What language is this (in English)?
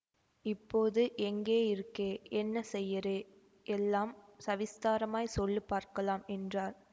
Tamil